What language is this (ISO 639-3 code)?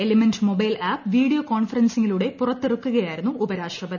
mal